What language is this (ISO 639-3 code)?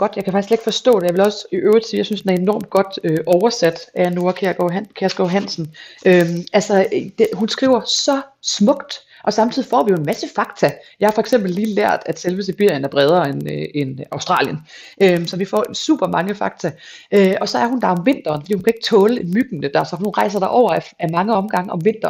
dan